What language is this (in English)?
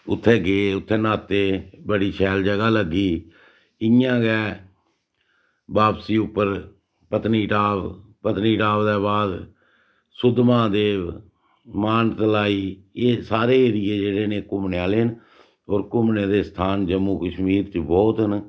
Dogri